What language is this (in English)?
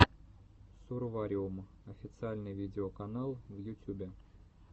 Russian